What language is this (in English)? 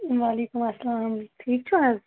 Kashmiri